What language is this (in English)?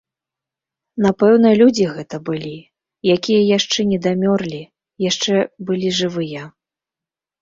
Belarusian